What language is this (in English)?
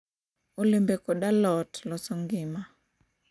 Luo (Kenya and Tanzania)